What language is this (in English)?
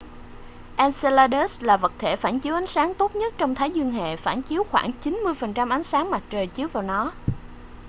Vietnamese